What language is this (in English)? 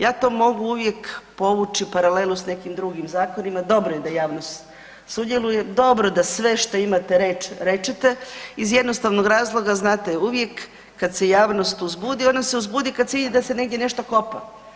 Croatian